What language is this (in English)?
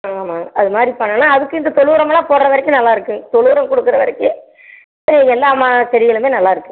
Tamil